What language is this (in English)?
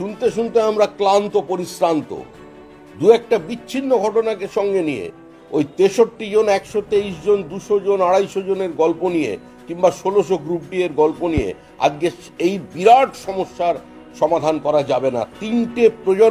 Romanian